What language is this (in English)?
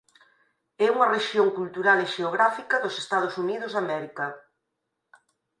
Galician